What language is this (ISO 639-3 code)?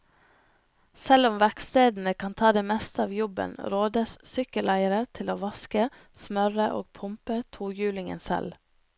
nor